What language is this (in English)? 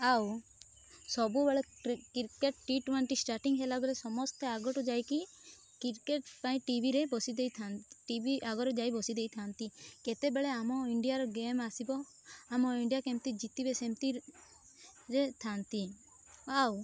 Odia